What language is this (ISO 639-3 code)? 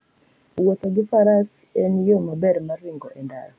luo